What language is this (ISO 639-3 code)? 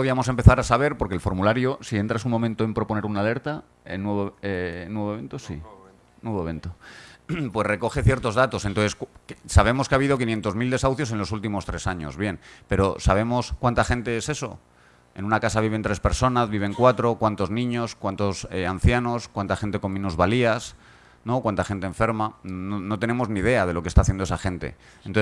spa